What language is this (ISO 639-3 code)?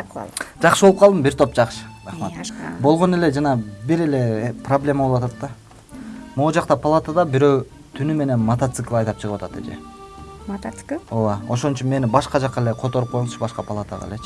tur